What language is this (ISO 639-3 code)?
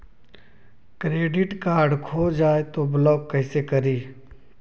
mag